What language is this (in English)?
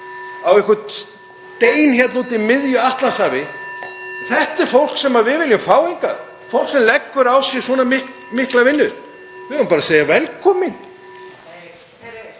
Icelandic